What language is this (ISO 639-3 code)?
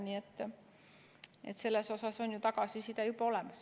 est